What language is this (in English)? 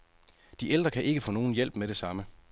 Danish